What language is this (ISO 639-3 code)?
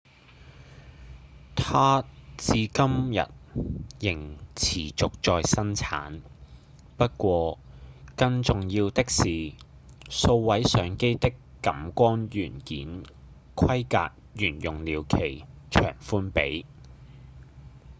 yue